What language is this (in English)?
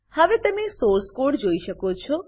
Gujarati